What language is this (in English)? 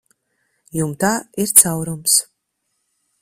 Latvian